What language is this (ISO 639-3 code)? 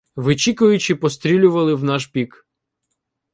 ukr